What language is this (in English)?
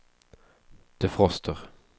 Swedish